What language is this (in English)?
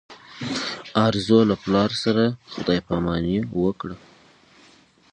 Pashto